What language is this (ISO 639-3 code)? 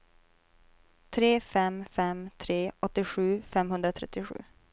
swe